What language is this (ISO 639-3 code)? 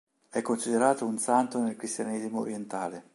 ita